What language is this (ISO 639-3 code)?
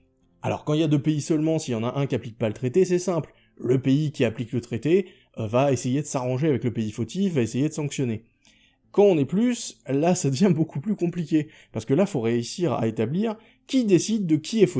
fra